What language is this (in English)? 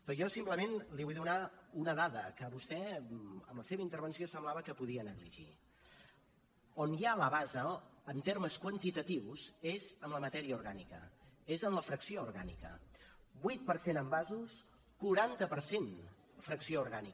Catalan